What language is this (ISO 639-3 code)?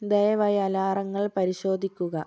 mal